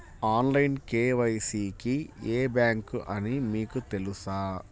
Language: Telugu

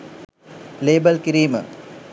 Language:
Sinhala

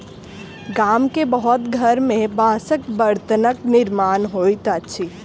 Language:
Maithili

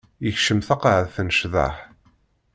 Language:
Kabyle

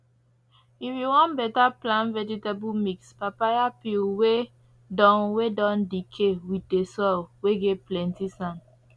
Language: Nigerian Pidgin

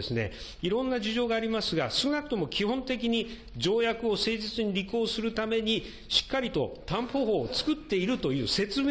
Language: Japanese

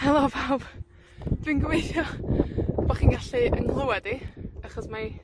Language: Welsh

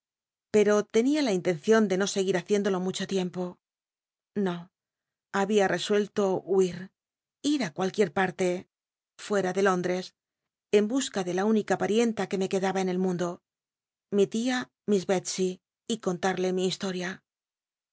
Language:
Spanish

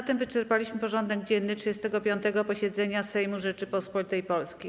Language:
Polish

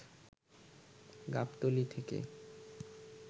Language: Bangla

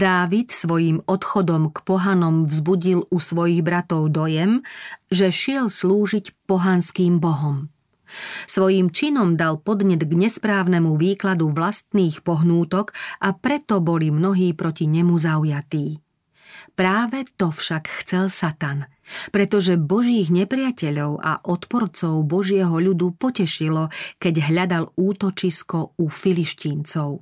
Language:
Slovak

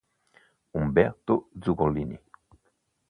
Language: Italian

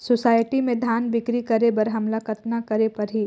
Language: Chhattisgarhi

